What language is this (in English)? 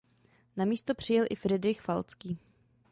Czech